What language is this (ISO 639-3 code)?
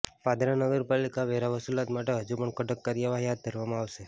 guj